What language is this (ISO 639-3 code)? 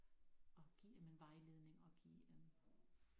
dan